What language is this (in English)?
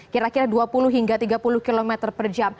Indonesian